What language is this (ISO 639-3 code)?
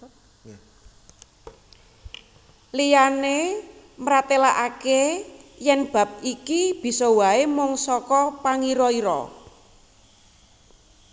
jav